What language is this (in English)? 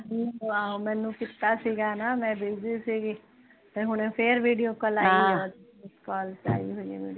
Punjabi